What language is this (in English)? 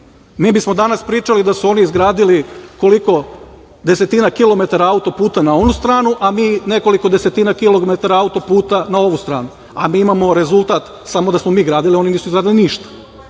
Serbian